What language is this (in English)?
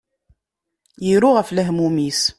Kabyle